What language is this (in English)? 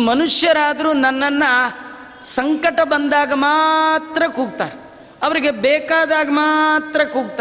Kannada